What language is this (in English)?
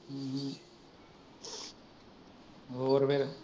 Punjabi